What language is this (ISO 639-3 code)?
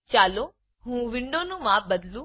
guj